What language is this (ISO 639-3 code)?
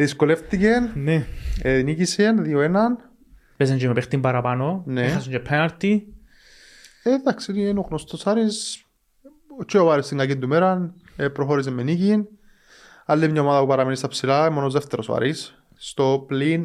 ell